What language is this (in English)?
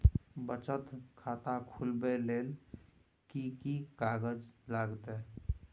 Maithili